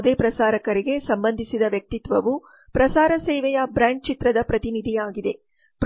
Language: Kannada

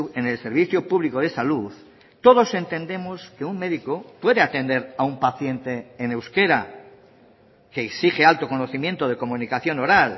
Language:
Spanish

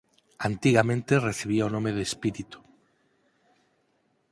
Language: Galician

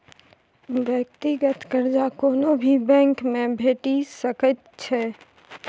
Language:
Maithili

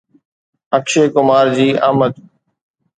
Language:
Sindhi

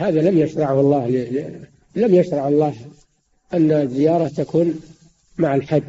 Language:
Arabic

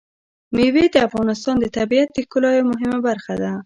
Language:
Pashto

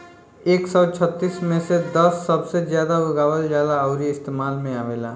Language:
Bhojpuri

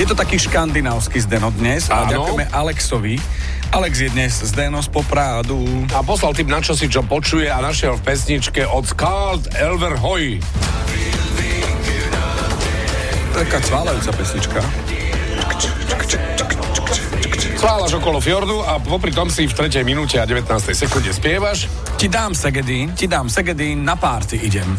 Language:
Slovak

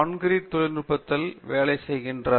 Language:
Tamil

